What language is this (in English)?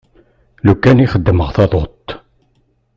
Kabyle